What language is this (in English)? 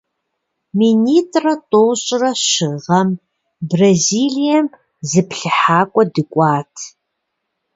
Kabardian